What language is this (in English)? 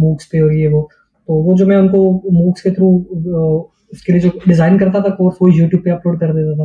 Urdu